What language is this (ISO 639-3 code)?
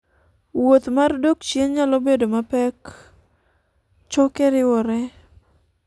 luo